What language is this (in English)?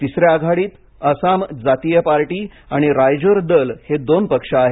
Marathi